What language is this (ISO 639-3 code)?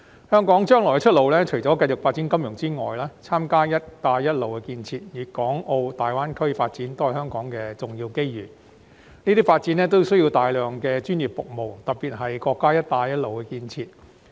yue